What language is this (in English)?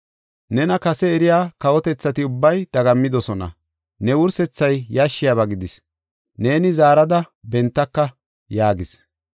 Gofa